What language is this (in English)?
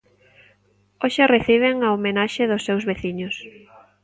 Galician